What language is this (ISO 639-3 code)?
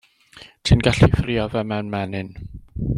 cym